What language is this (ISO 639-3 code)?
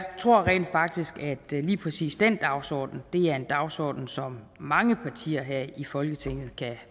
dan